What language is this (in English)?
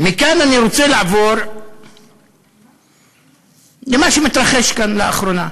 Hebrew